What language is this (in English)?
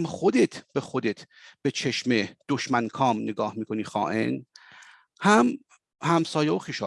Persian